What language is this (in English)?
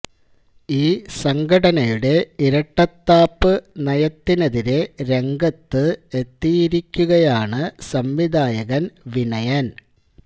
Malayalam